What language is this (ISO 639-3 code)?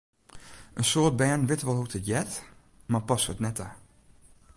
fry